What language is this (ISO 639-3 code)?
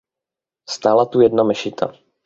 ces